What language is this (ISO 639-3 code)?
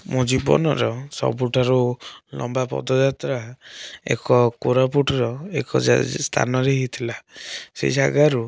ori